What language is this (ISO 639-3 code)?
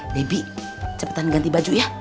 ind